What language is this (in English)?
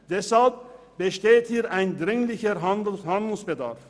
Swiss German